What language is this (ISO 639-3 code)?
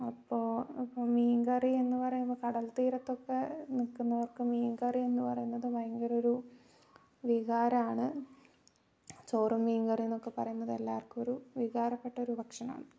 mal